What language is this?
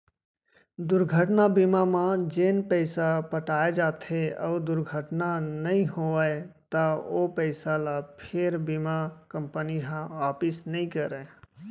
Chhattisgarhi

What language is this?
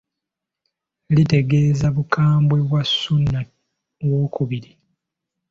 Ganda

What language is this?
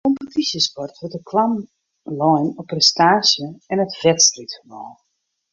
Western Frisian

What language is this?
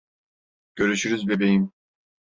Turkish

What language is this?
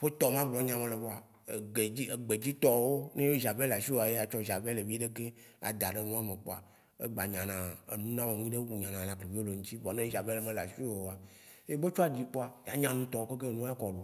Waci Gbe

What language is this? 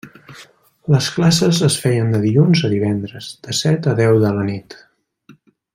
Catalan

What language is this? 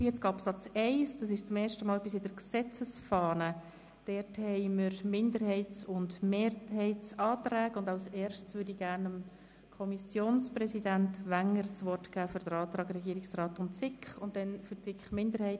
Swiss German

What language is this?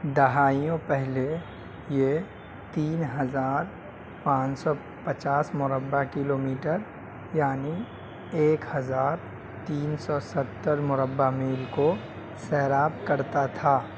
Urdu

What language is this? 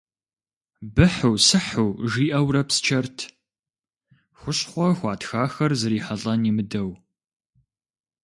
Kabardian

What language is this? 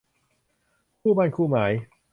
Thai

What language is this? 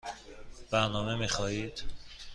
Persian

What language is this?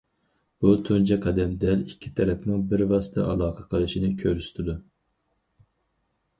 Uyghur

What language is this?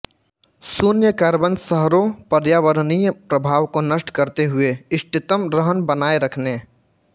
Hindi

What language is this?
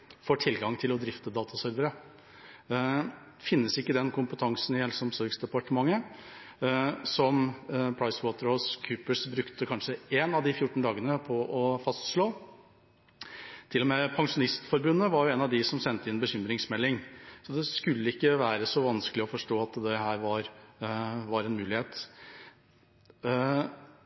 Norwegian Bokmål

